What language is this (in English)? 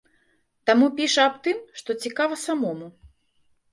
Belarusian